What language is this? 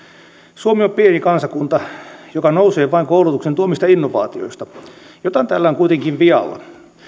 Finnish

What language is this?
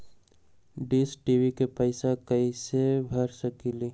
Magahi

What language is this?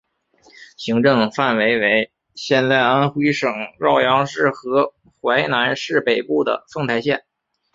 Chinese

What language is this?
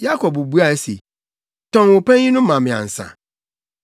Akan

